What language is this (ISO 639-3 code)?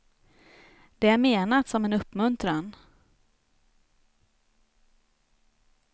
swe